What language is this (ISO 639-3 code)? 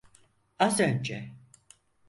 tur